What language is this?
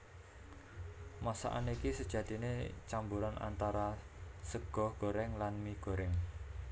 Javanese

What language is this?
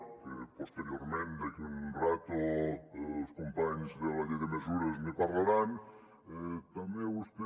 Catalan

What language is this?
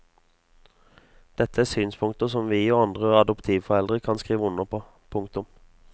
Norwegian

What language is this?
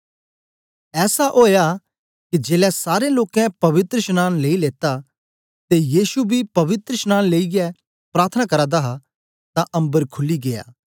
Dogri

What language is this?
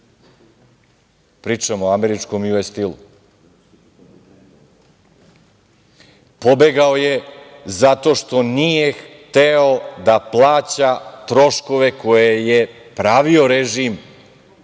Serbian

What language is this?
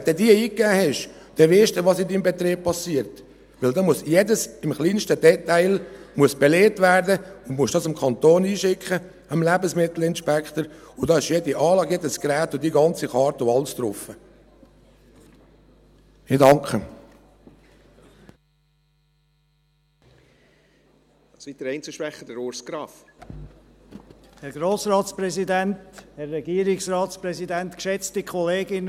Swiss German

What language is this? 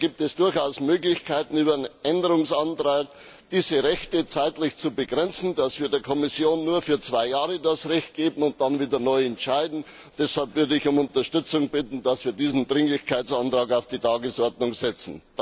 German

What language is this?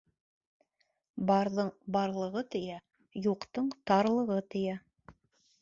Bashkir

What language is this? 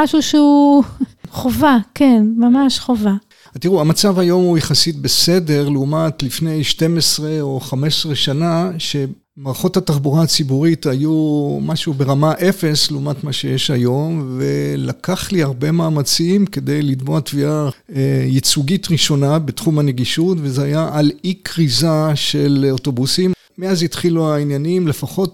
Hebrew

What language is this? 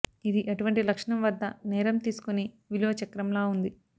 Telugu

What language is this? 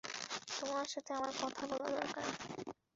Bangla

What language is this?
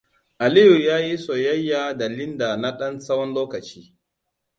Hausa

